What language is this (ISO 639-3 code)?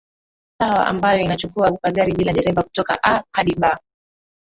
swa